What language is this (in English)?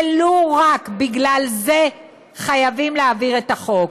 Hebrew